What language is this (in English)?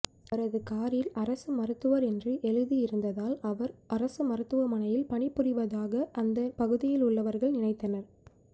Tamil